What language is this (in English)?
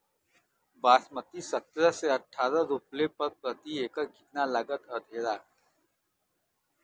Bhojpuri